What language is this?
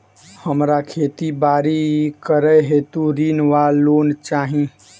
Maithili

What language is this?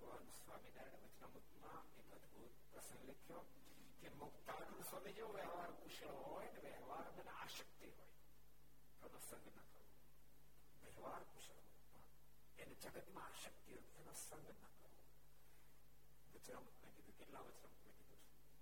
Gujarati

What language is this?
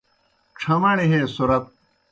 Kohistani Shina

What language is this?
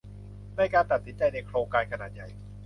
Thai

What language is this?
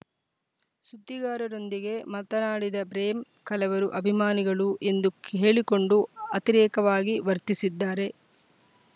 Kannada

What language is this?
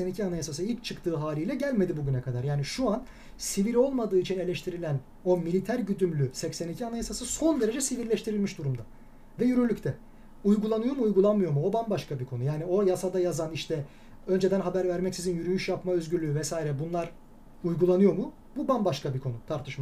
Turkish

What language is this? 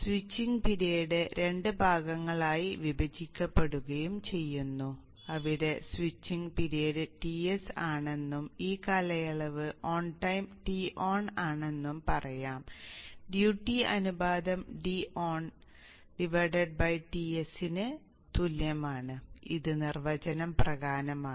Malayalam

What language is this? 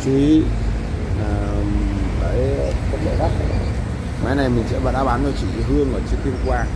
Vietnamese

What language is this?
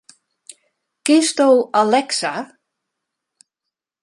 Western Frisian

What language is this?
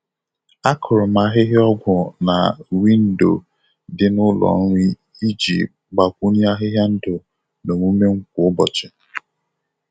Igbo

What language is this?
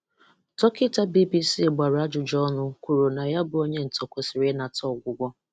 Igbo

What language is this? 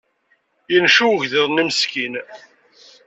Kabyle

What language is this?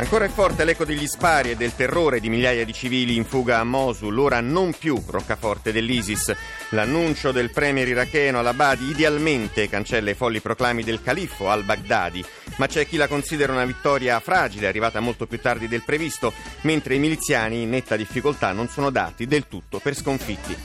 Italian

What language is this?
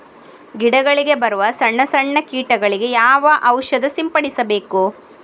Kannada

